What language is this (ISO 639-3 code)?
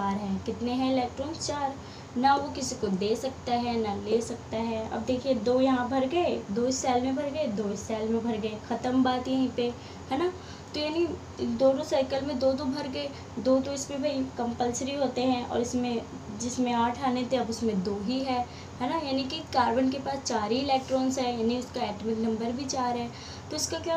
hin